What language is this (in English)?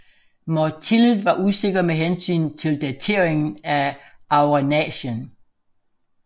Danish